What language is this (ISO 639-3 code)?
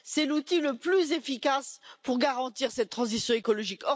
fra